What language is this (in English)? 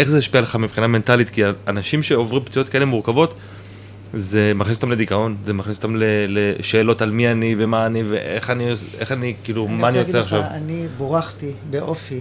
Hebrew